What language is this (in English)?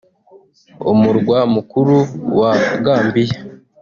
Kinyarwanda